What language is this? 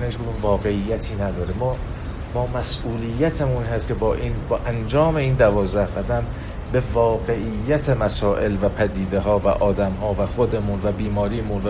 Persian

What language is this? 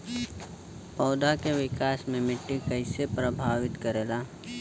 Bhojpuri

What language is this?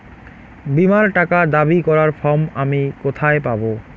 Bangla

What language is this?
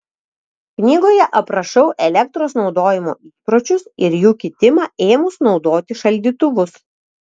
Lithuanian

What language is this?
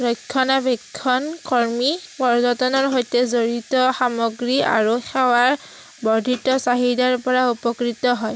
Assamese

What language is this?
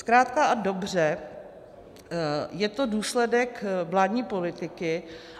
Czech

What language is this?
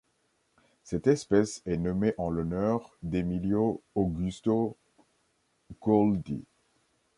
French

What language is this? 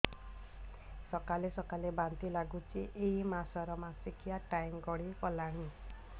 Odia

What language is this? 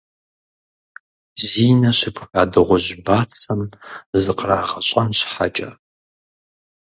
Kabardian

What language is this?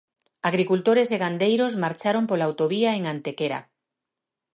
Galician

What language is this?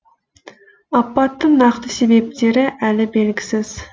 Kazakh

